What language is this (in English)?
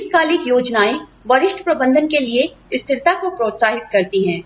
Hindi